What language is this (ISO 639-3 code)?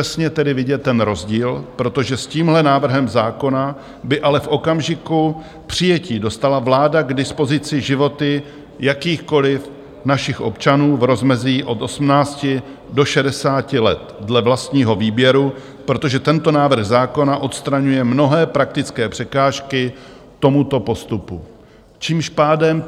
ces